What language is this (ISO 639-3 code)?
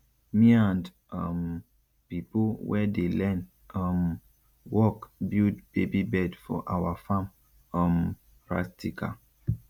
pcm